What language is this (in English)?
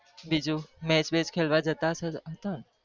Gujarati